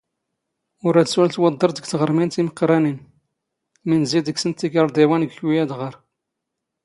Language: Standard Moroccan Tamazight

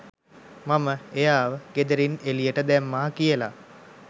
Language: Sinhala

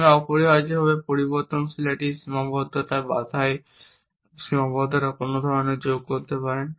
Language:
Bangla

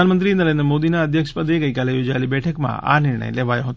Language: Gujarati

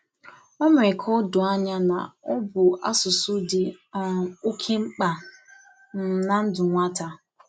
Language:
Igbo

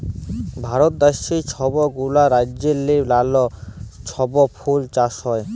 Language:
Bangla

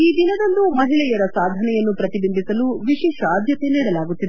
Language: Kannada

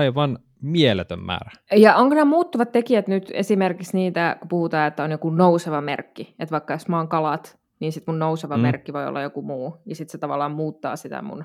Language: Finnish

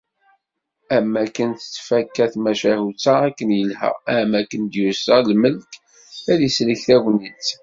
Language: Kabyle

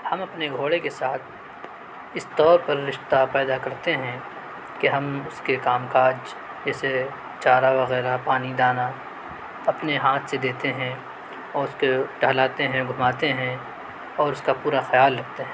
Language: Urdu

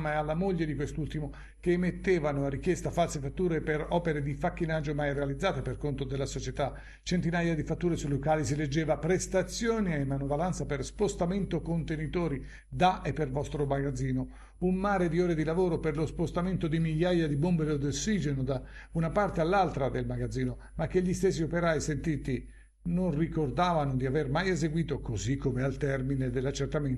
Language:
Italian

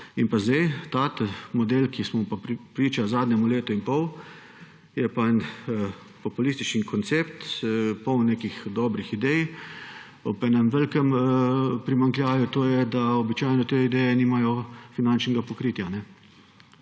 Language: Slovenian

